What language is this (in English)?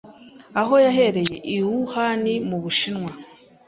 Kinyarwanda